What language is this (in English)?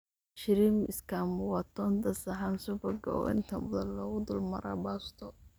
Somali